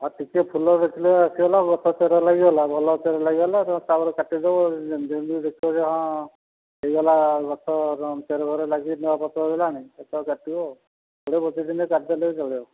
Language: Odia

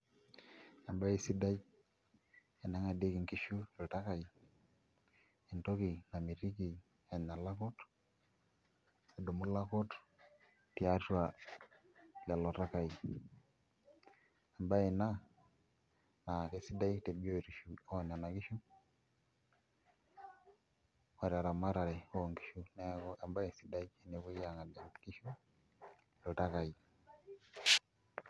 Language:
Masai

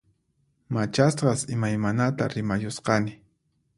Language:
Puno Quechua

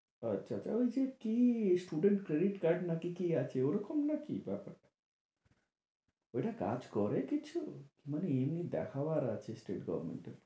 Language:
Bangla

